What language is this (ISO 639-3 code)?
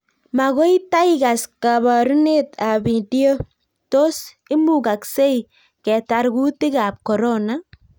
kln